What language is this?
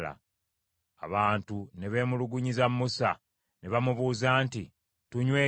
Ganda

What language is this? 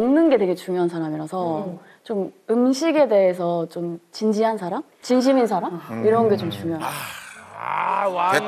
Korean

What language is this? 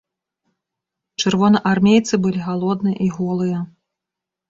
Belarusian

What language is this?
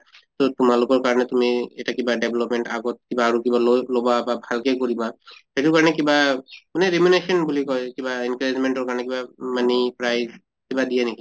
Assamese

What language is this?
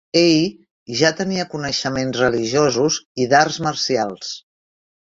Catalan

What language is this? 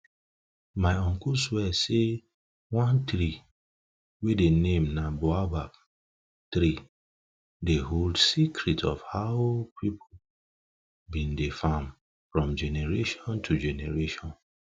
Nigerian Pidgin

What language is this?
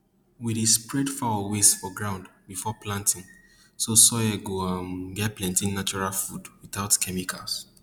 Nigerian Pidgin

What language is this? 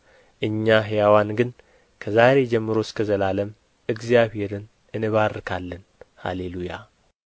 Amharic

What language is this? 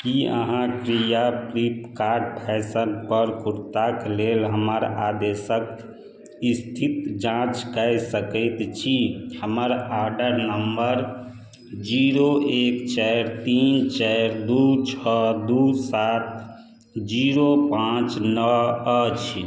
Maithili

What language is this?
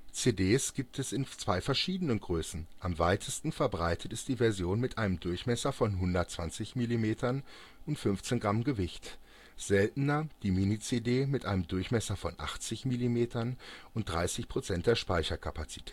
German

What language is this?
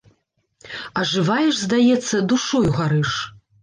Belarusian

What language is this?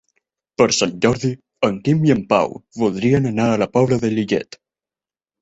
Catalan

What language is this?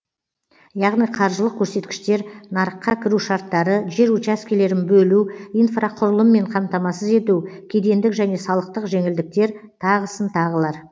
Kazakh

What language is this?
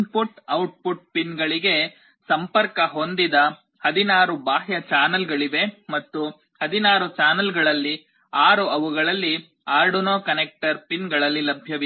Kannada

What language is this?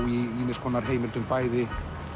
Icelandic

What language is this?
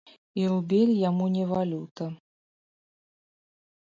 Belarusian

